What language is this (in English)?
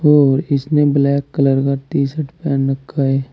Hindi